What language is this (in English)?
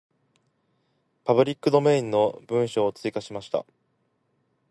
Japanese